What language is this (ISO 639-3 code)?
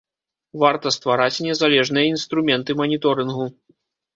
bel